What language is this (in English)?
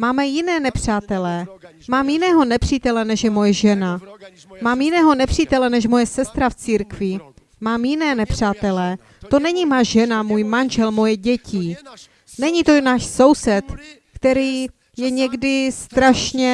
Czech